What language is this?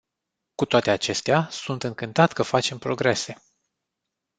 Romanian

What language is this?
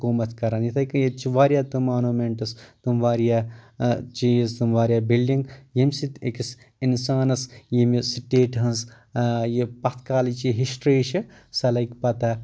Kashmiri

